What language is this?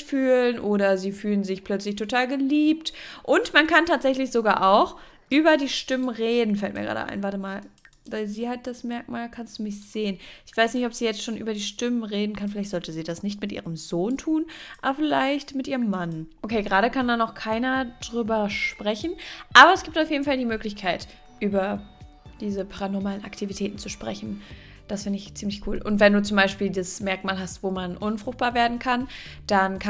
German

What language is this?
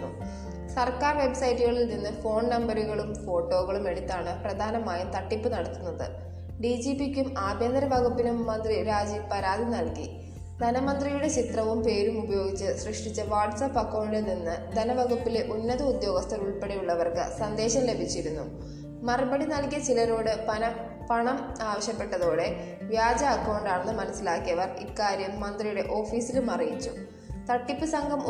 Malayalam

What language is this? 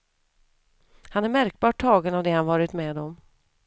Swedish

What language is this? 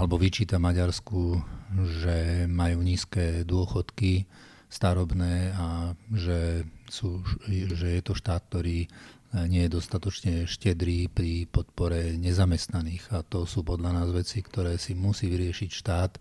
Slovak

